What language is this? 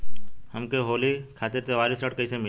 Bhojpuri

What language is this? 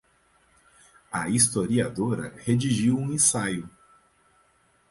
Portuguese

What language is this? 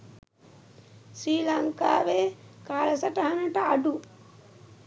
Sinhala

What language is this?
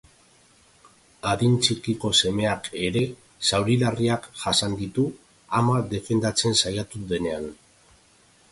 Basque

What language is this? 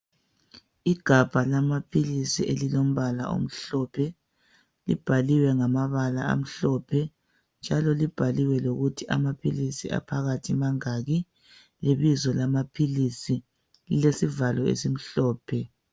North Ndebele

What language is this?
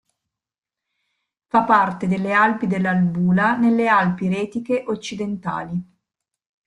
Italian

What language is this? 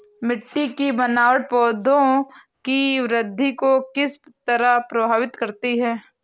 Hindi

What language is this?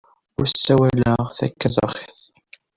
Kabyle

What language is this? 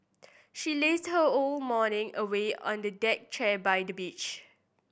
English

